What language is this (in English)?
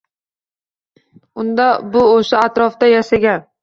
Uzbek